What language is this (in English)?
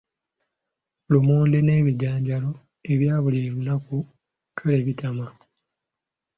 Ganda